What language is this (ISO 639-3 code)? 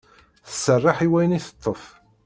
kab